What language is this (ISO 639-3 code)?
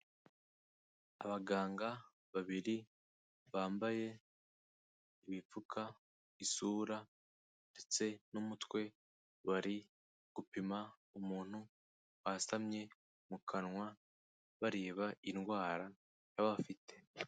kin